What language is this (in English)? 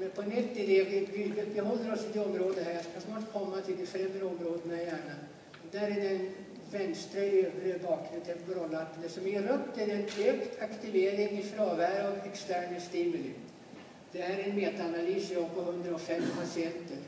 Swedish